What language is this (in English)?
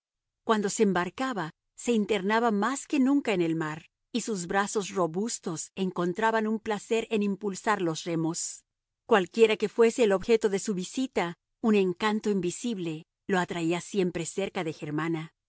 Spanish